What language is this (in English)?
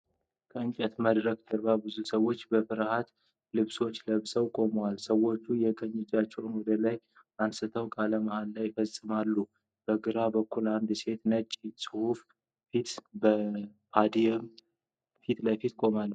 Amharic